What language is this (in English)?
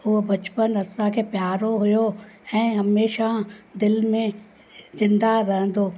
Sindhi